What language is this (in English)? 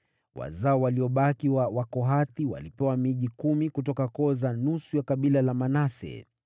Swahili